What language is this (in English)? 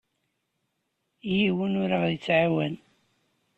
Kabyle